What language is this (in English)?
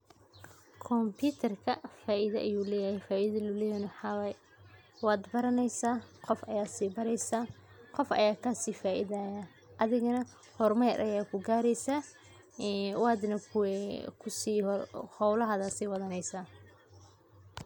Somali